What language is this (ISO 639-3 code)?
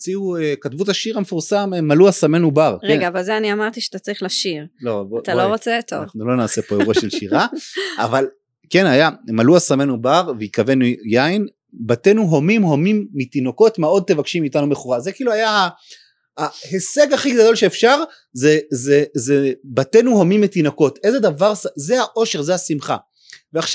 heb